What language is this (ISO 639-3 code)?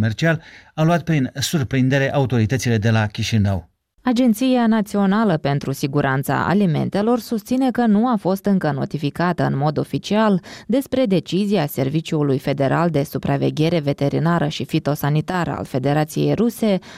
ron